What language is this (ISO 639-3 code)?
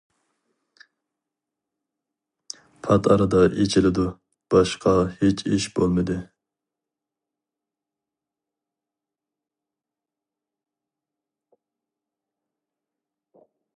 uig